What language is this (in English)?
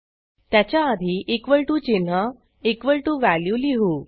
Marathi